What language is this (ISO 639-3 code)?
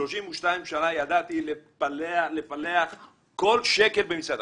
heb